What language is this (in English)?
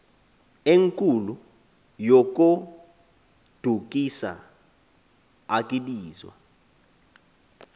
Xhosa